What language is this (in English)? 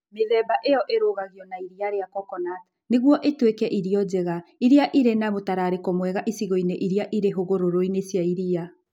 Kikuyu